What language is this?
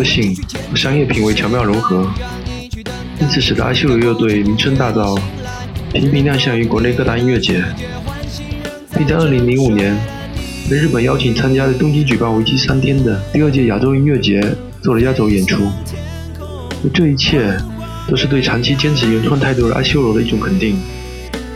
Chinese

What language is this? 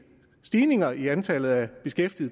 Danish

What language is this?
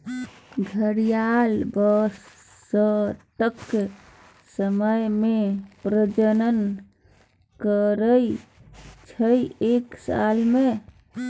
Maithili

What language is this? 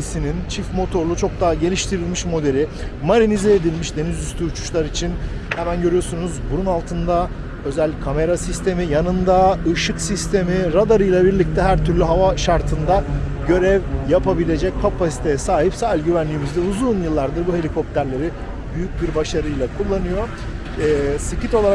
Turkish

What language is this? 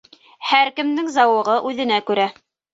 Bashkir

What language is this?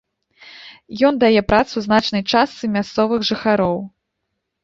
Belarusian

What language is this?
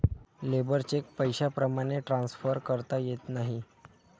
Marathi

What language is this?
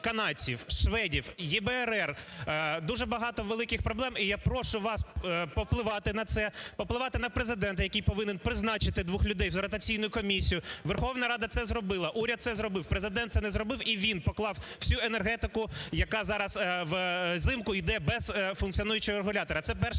Ukrainian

